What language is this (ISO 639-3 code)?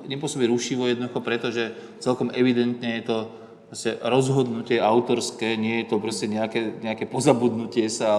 slk